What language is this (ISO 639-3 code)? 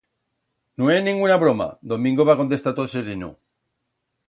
arg